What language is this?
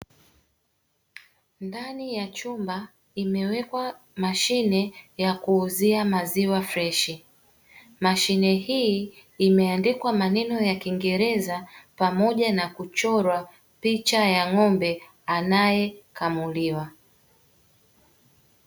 Swahili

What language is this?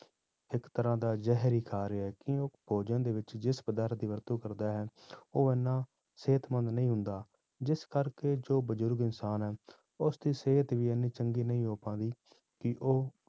Punjabi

